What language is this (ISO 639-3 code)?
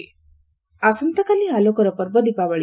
ori